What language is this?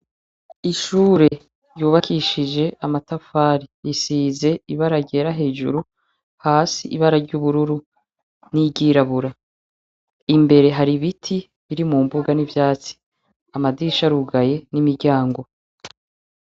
Rundi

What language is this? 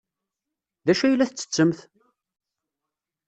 Kabyle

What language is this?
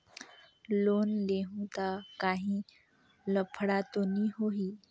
Chhattisgarhi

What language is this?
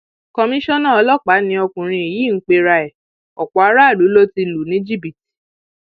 Yoruba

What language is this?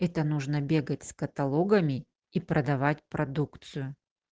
Russian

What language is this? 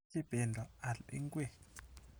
Kalenjin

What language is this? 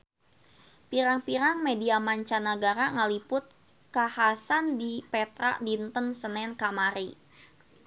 Sundanese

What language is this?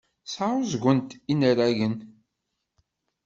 Kabyle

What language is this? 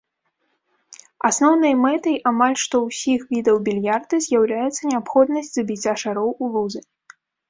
Belarusian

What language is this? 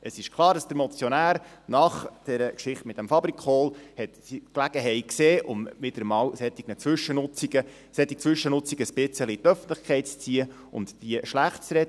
Swiss German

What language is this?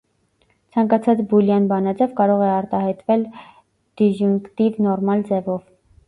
Armenian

